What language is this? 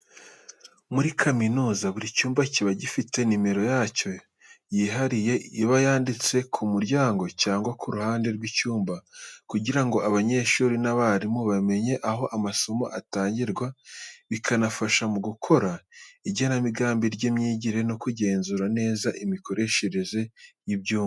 Kinyarwanda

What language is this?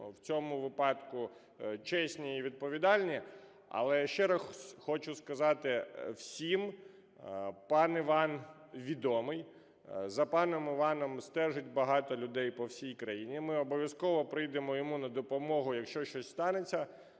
Ukrainian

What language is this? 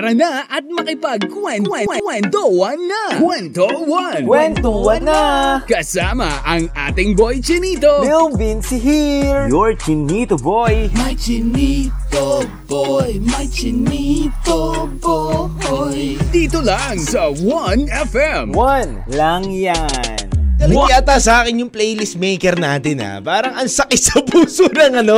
Filipino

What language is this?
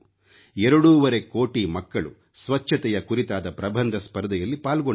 Kannada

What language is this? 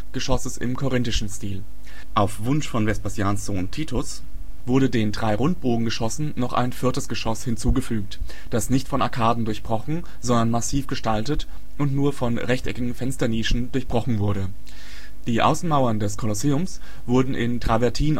German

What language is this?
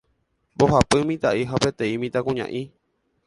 Guarani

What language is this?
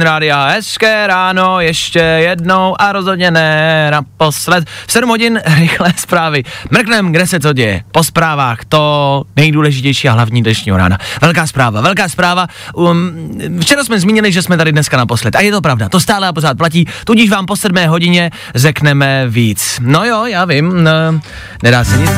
Czech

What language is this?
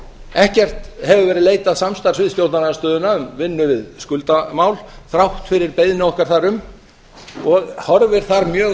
Icelandic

